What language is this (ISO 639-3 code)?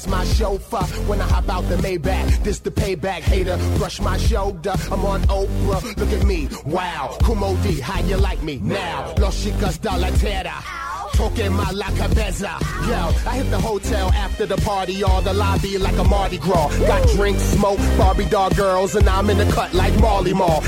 ita